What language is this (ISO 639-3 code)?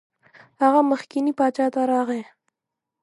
pus